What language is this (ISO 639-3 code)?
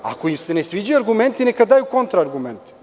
srp